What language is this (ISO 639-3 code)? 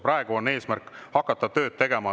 est